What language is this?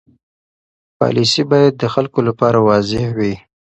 Pashto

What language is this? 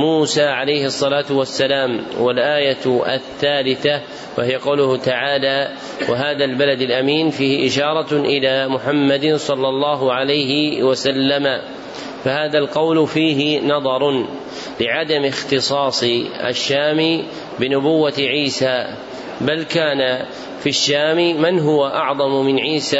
Arabic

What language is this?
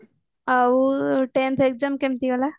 Odia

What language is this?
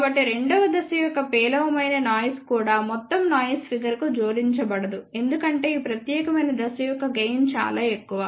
Telugu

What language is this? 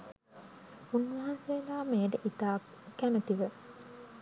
Sinhala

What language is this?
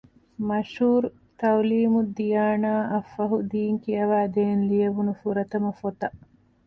Divehi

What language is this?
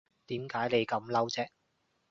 Cantonese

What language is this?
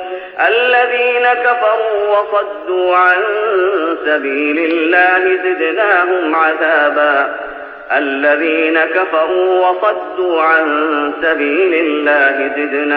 Arabic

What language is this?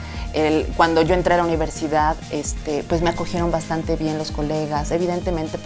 Spanish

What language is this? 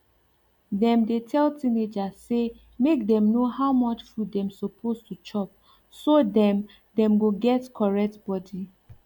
Nigerian Pidgin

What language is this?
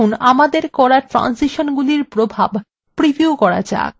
Bangla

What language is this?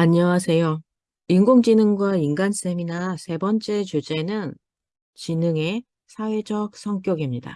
Korean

